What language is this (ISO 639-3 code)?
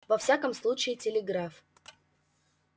rus